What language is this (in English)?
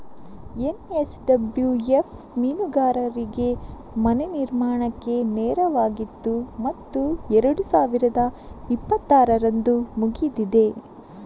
Kannada